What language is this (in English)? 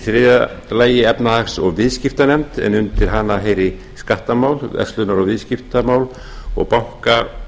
Icelandic